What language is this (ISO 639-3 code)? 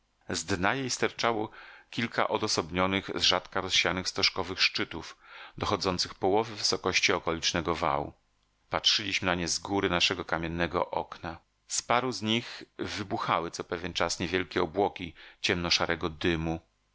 pol